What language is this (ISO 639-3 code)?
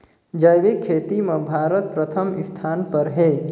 hne